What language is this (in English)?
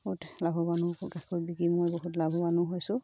Assamese